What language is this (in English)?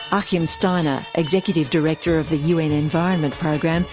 English